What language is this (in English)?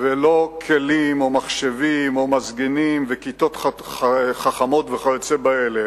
Hebrew